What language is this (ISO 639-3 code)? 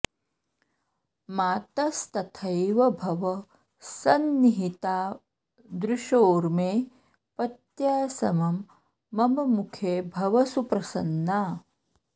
san